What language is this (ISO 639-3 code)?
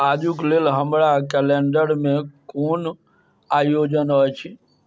mai